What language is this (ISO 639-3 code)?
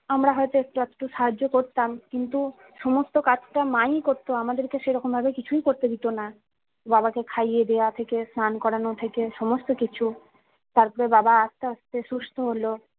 ben